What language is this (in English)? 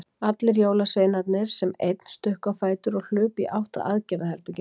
Icelandic